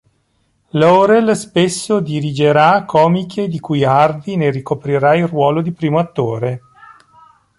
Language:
Italian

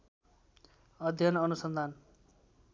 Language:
Nepali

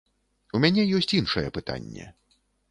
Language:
Belarusian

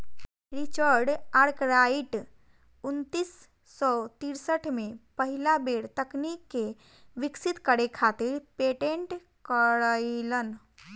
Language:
Bhojpuri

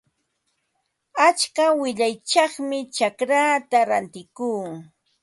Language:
Ambo-Pasco Quechua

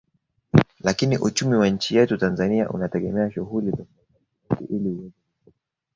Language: Swahili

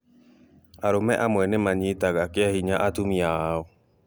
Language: Kikuyu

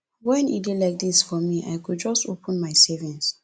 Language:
Nigerian Pidgin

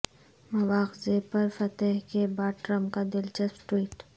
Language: Urdu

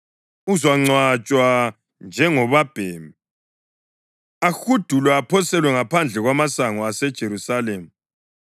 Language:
North Ndebele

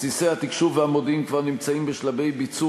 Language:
Hebrew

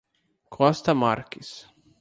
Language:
Portuguese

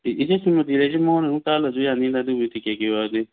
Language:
Manipuri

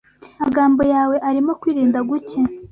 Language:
Kinyarwanda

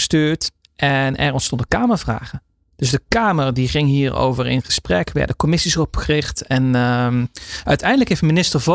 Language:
Dutch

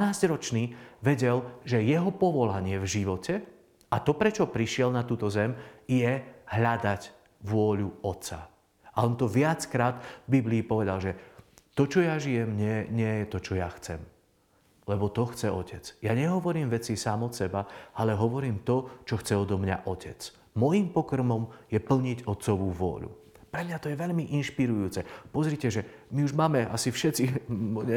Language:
Slovak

